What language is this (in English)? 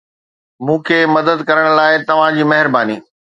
Sindhi